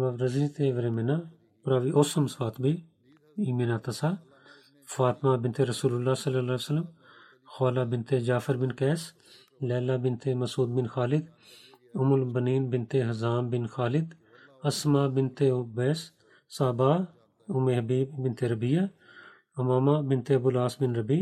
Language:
Bulgarian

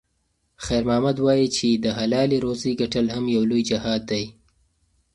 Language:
Pashto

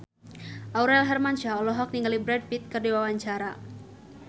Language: Sundanese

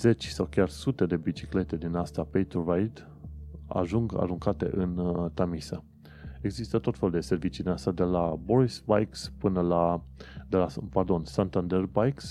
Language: Romanian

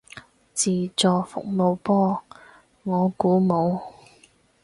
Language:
Cantonese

